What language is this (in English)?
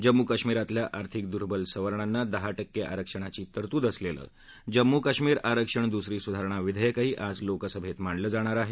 Marathi